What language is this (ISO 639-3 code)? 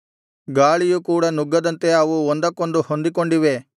kan